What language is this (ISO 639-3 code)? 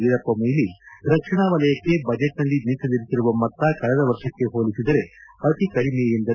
kan